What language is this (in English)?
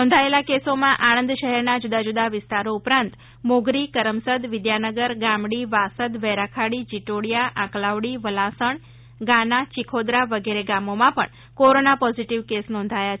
Gujarati